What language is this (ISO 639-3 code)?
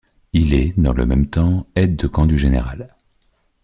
fra